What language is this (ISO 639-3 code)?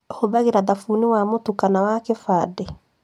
kik